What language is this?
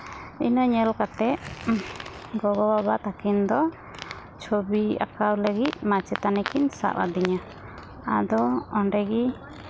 Santali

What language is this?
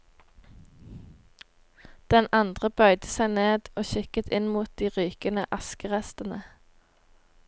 Norwegian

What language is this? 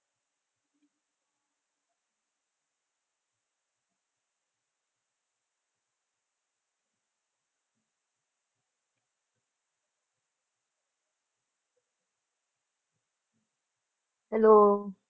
Punjabi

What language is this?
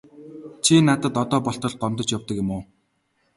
Mongolian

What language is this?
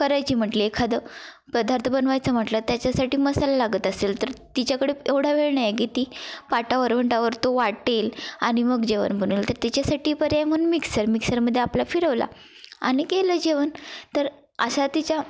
Marathi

